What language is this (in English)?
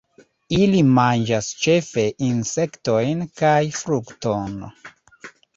Esperanto